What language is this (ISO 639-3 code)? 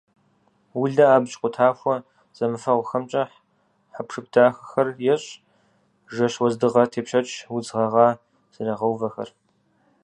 kbd